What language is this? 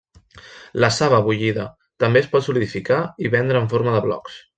Catalan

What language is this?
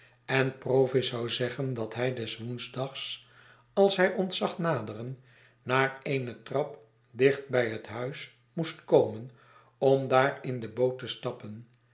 Dutch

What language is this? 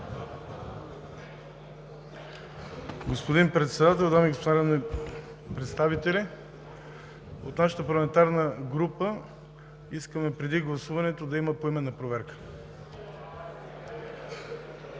Bulgarian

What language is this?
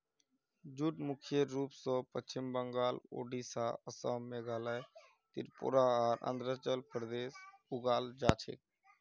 Magahi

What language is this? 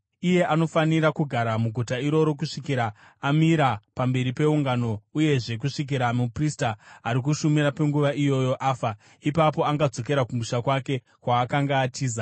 Shona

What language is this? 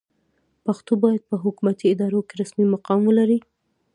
Pashto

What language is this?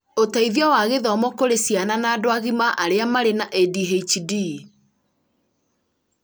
Kikuyu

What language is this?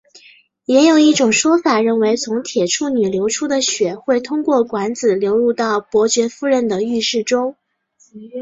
Chinese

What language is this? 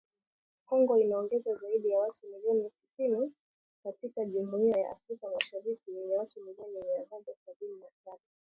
Swahili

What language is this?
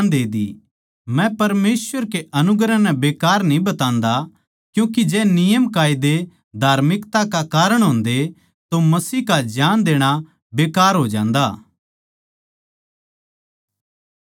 Haryanvi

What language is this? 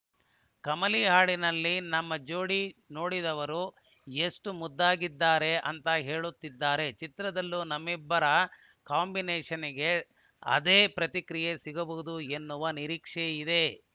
Kannada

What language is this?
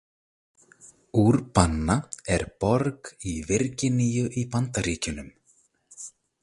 Icelandic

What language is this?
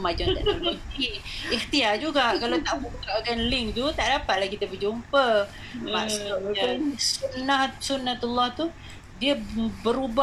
Malay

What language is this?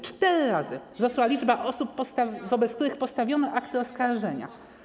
Polish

